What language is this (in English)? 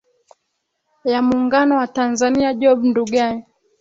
Swahili